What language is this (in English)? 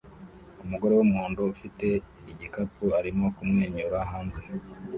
Kinyarwanda